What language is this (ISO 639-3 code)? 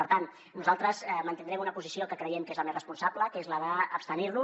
cat